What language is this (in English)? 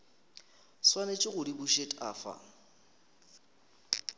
Northern Sotho